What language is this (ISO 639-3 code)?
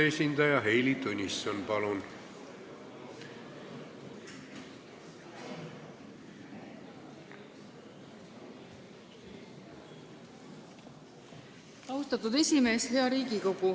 est